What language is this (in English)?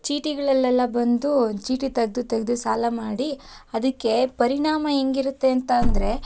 Kannada